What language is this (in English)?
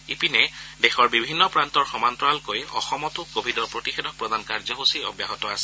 Assamese